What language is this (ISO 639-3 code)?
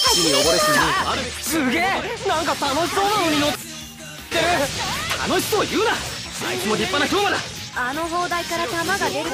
jpn